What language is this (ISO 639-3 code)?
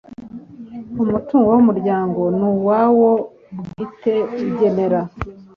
kin